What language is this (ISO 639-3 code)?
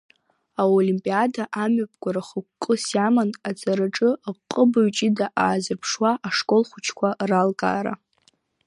abk